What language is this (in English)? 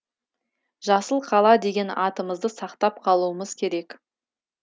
Kazakh